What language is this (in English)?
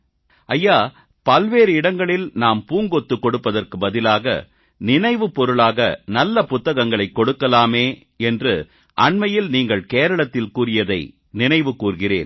Tamil